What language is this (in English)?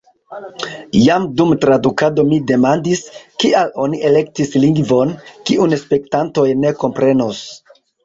Esperanto